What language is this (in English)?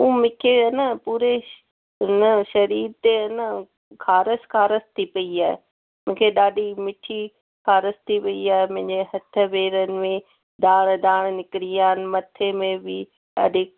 Sindhi